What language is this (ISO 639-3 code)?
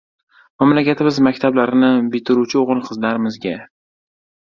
uzb